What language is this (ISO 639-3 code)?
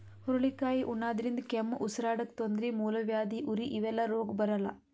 kan